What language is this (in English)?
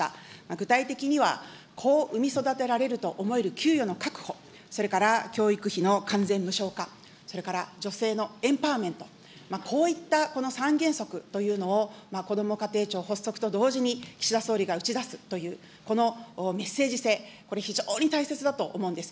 Japanese